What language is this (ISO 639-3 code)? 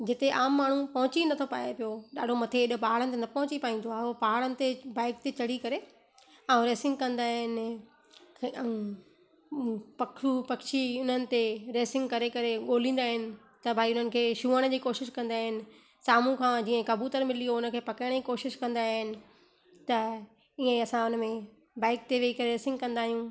snd